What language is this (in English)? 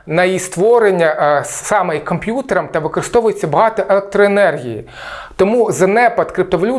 Ukrainian